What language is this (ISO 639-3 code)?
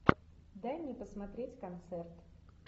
rus